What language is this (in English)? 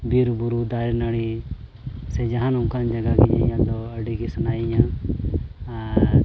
Santali